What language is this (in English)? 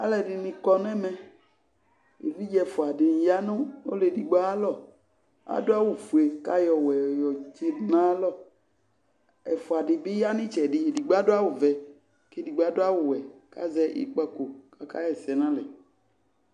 Ikposo